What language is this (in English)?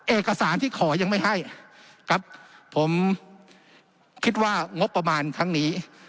Thai